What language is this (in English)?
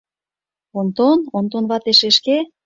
Mari